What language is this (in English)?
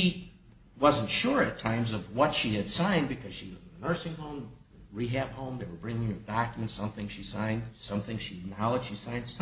English